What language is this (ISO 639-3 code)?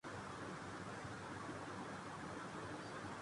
urd